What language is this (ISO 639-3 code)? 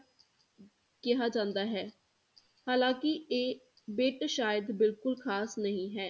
pan